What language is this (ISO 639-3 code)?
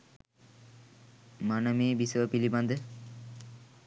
sin